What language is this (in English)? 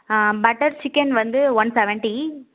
Tamil